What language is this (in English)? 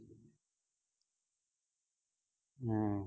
Punjabi